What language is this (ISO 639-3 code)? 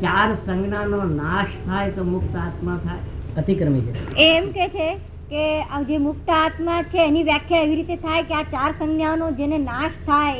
guj